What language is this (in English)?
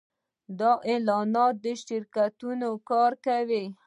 Pashto